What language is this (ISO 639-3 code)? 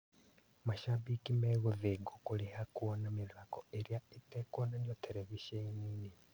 kik